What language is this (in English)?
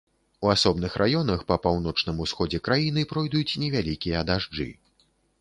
Belarusian